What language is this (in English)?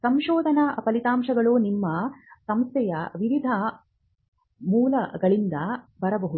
Kannada